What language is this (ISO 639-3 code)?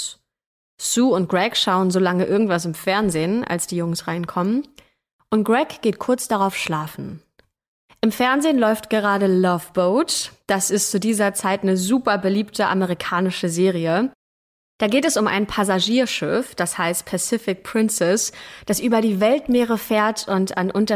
deu